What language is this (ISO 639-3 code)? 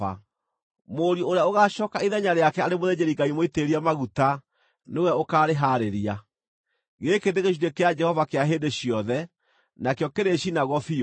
kik